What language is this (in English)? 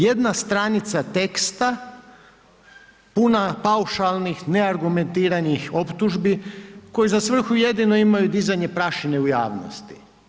Croatian